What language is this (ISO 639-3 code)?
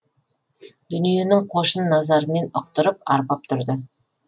kaz